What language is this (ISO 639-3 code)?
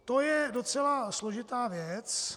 ces